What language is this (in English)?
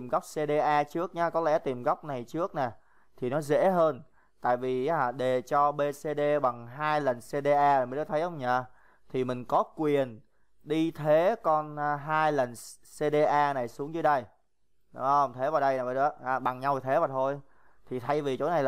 Vietnamese